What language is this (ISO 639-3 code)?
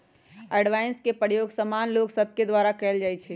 mag